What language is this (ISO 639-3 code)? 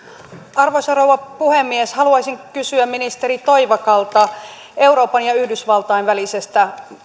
fin